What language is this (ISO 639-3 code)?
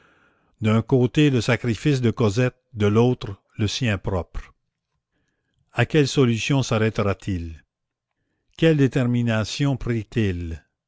fra